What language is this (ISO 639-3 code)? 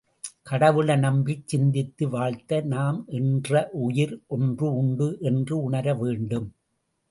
tam